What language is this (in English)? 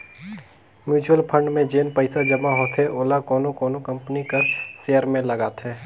Chhattisgarhi